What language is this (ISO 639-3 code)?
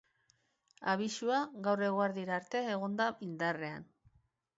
eus